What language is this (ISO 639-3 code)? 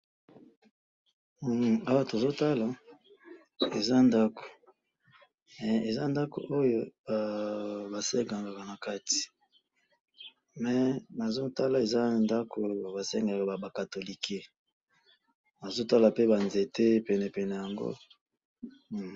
lin